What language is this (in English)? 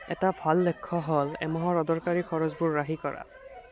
Assamese